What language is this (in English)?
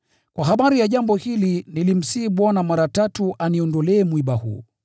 Swahili